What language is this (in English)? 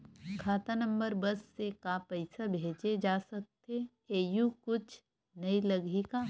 Chhattisgarhi